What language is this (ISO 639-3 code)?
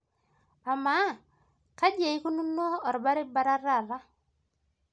mas